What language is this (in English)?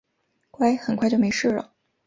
Chinese